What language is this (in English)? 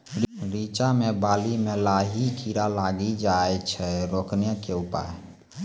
Maithili